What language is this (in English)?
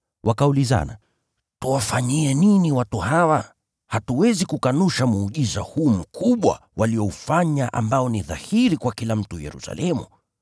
Swahili